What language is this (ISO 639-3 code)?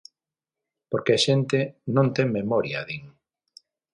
glg